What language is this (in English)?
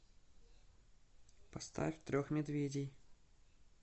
Russian